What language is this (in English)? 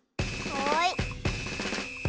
Japanese